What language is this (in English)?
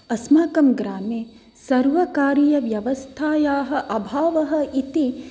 Sanskrit